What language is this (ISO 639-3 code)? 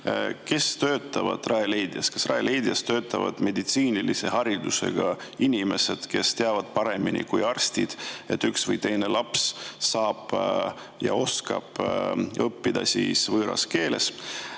est